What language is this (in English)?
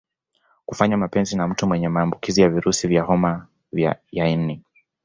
Swahili